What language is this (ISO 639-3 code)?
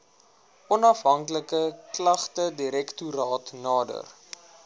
afr